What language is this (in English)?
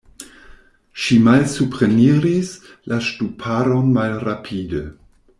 Esperanto